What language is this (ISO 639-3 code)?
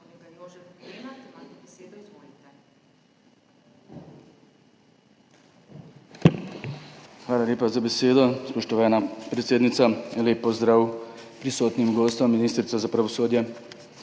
slv